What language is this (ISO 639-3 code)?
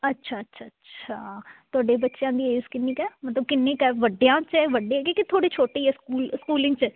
pan